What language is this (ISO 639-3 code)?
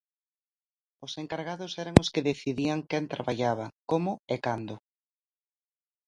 glg